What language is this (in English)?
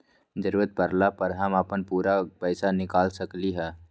Magahi